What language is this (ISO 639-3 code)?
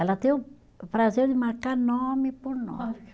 por